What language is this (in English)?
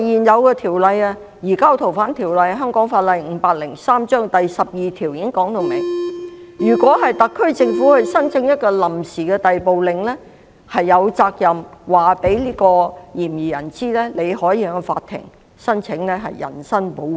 Cantonese